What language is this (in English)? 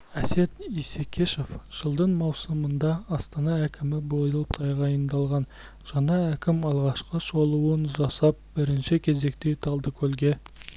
Kazakh